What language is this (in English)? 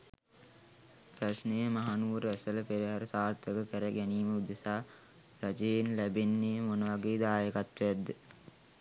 Sinhala